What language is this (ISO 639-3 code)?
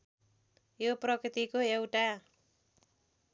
nep